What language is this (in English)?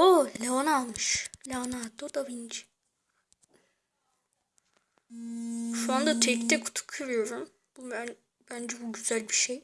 Turkish